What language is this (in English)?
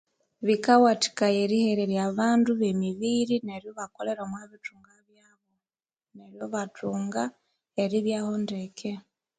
Konzo